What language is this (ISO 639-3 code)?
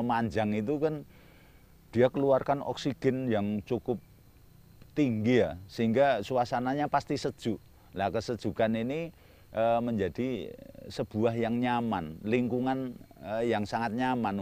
ind